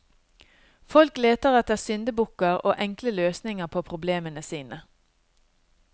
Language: Norwegian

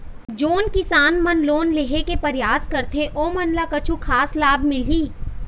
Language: Chhattisgarhi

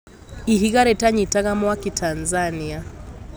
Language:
Kikuyu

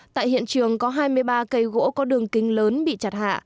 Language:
Vietnamese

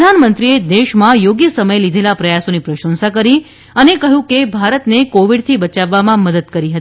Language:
Gujarati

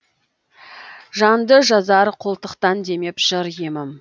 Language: Kazakh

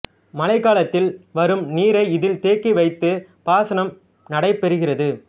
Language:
Tamil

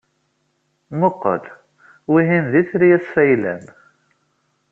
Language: Kabyle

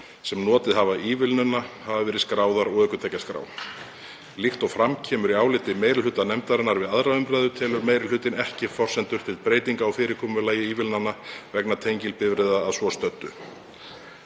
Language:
Icelandic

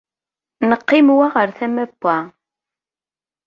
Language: Kabyle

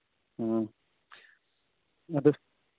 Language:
Manipuri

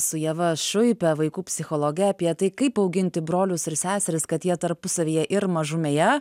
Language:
Lithuanian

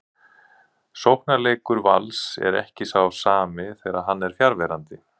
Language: Icelandic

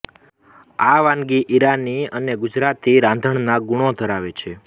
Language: Gujarati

